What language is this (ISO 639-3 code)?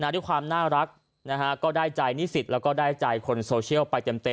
tha